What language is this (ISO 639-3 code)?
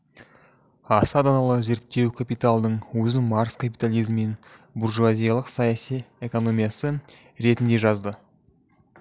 kaz